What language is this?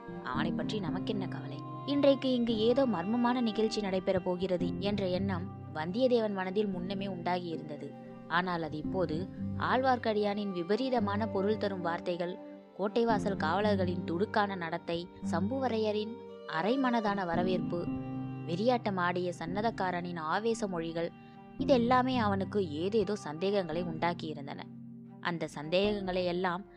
Tamil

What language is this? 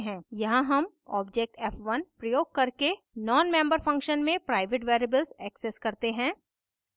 Hindi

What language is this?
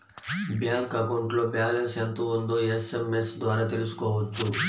Telugu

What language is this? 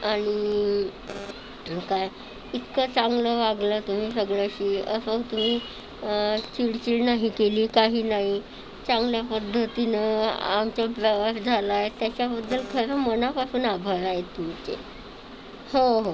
Marathi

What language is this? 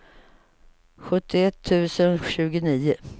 Swedish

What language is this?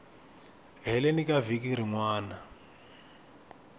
Tsonga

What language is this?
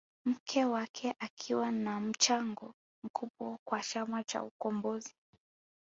Swahili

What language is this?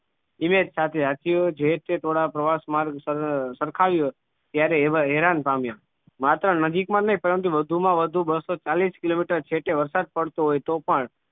Gujarati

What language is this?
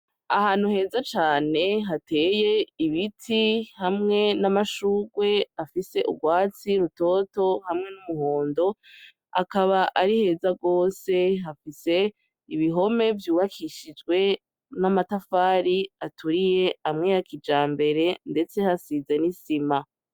Rundi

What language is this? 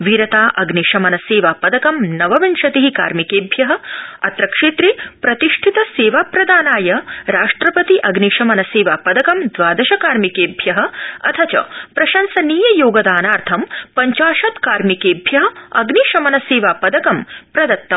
Sanskrit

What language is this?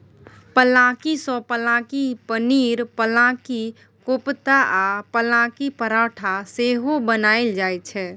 Maithili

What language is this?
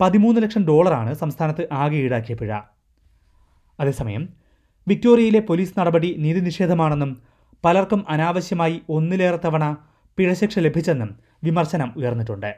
Malayalam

